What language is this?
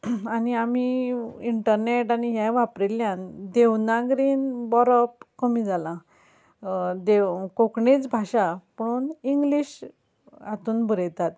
Konkani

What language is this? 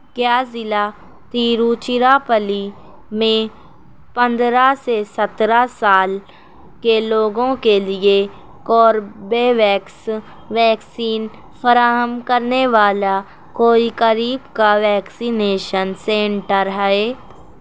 Urdu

